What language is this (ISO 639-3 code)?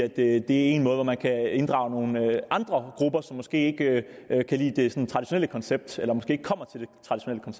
dan